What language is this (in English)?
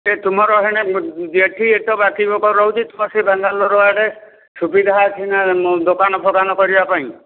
Odia